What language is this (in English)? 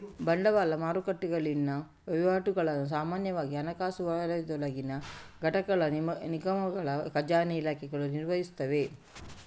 Kannada